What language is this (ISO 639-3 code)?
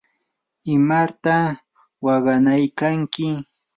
qur